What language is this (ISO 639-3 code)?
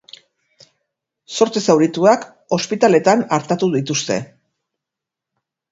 eus